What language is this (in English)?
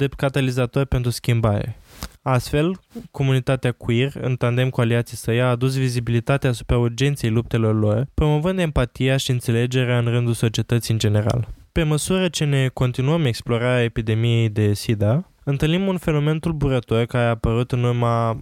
Romanian